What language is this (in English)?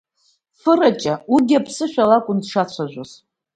Abkhazian